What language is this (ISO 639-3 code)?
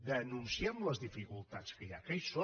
cat